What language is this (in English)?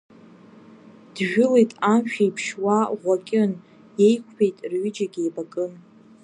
Abkhazian